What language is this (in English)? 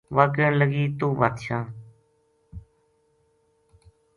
Gujari